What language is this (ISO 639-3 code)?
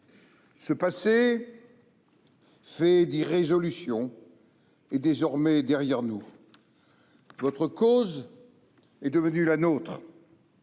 fra